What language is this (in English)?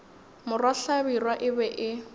Northern Sotho